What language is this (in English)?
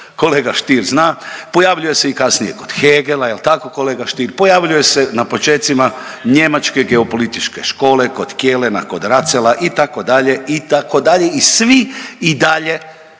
Croatian